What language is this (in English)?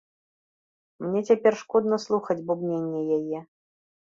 Belarusian